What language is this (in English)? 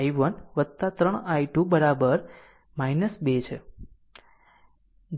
Gujarati